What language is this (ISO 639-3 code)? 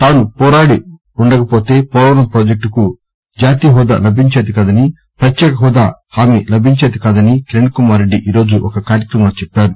tel